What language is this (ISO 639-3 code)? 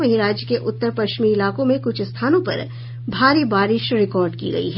hin